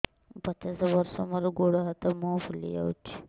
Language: Odia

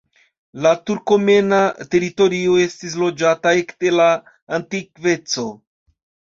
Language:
Esperanto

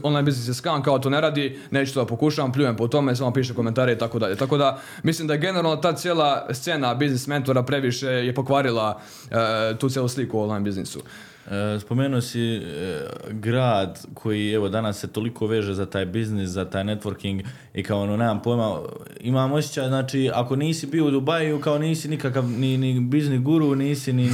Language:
Croatian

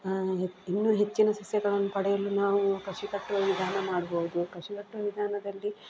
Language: Kannada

